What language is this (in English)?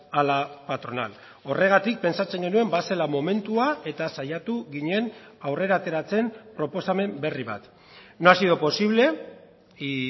Basque